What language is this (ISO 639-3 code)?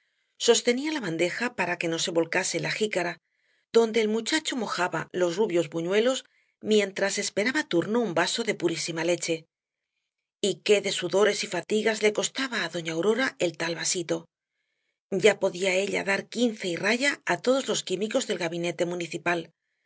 spa